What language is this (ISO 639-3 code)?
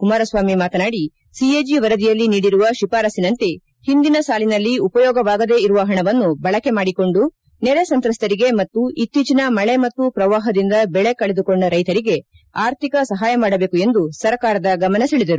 kan